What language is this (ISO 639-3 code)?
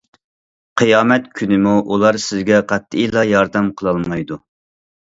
uig